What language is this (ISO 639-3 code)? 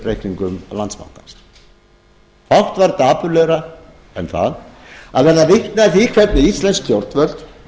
isl